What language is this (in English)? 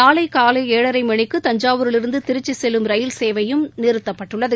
Tamil